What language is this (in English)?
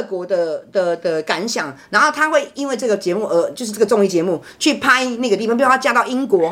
Chinese